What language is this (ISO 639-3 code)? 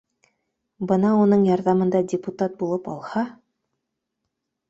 bak